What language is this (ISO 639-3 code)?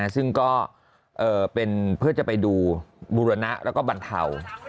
tha